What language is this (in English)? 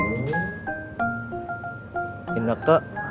Indonesian